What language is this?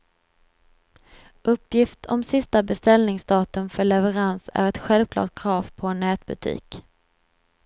Swedish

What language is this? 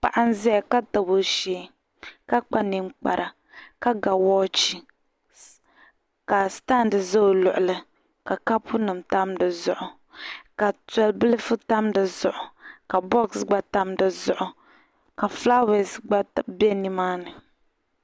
Dagbani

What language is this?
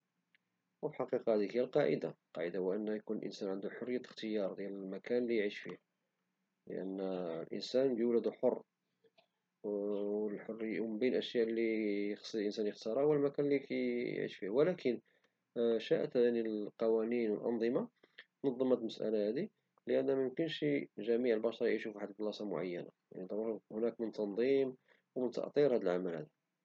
Moroccan Arabic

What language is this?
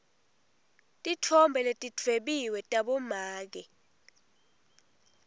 Swati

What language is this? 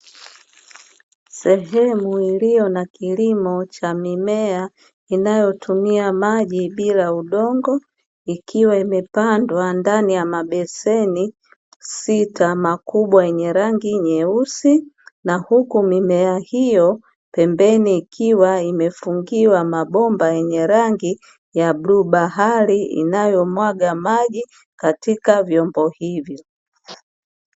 Swahili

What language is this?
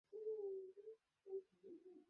Bangla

